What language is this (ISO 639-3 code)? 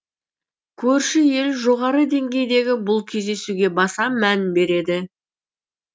kaz